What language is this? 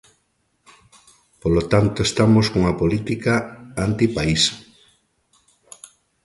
Galician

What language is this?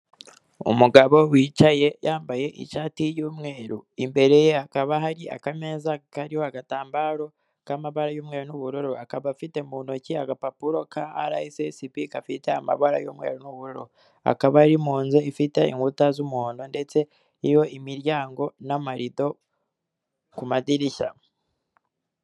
Kinyarwanda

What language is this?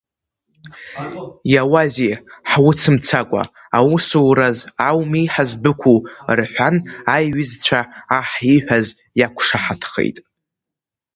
Abkhazian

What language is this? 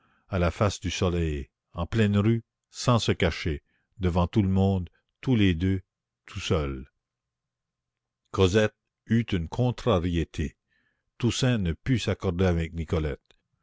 French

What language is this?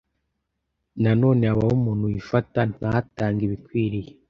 Kinyarwanda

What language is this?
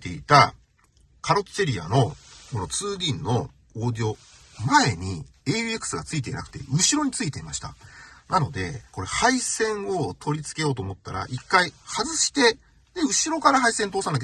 Japanese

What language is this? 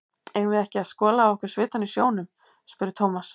Icelandic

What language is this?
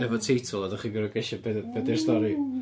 Welsh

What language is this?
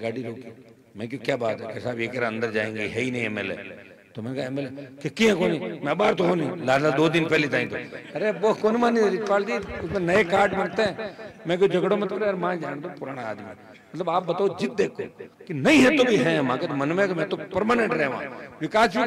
Hindi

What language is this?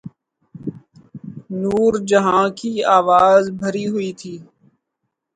Urdu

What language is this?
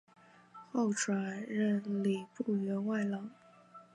Chinese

